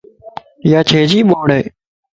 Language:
Lasi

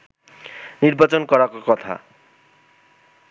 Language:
Bangla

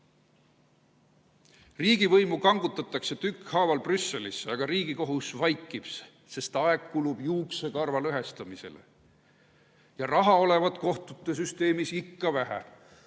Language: Estonian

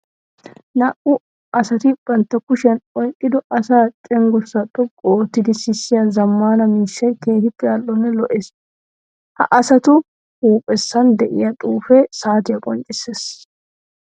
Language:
Wolaytta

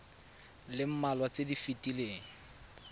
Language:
Tswana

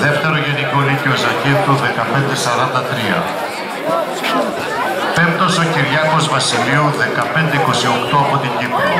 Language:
Greek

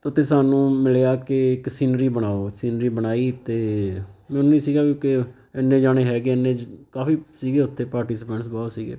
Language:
Punjabi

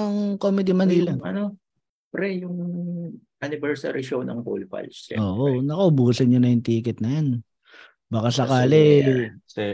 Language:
Filipino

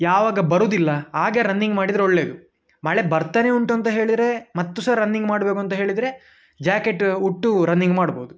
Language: Kannada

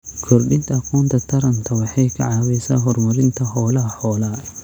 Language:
Somali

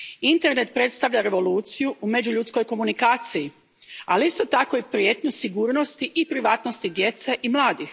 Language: Croatian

